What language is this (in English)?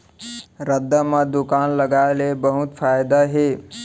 Chhattisgarhi